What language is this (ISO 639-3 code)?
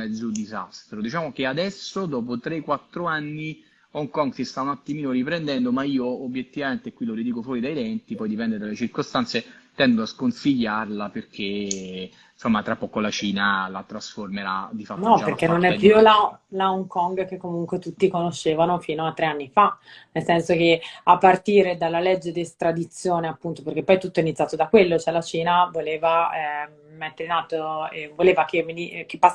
ita